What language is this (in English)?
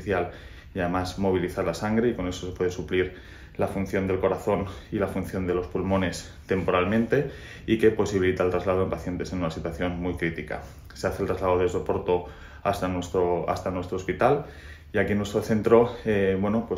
Spanish